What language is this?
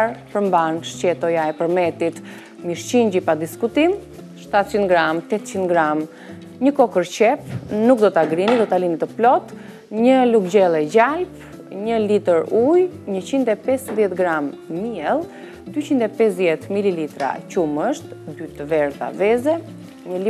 Romanian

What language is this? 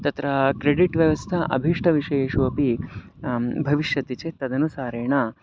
Sanskrit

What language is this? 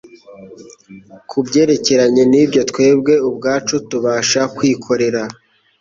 Kinyarwanda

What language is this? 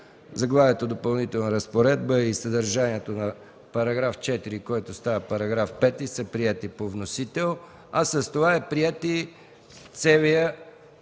Bulgarian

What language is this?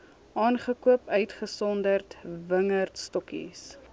Afrikaans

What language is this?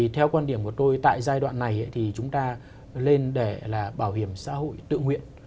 Vietnamese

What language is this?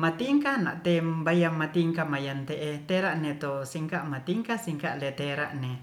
Ratahan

